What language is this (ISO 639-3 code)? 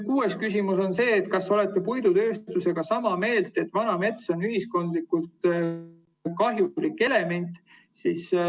est